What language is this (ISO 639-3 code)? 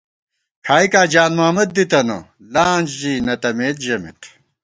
gwt